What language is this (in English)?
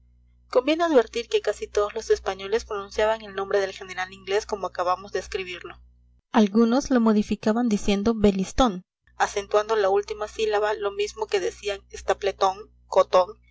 Spanish